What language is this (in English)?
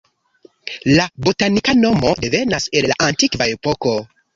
Esperanto